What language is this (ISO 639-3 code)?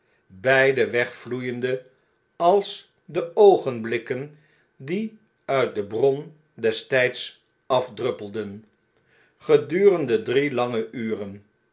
nld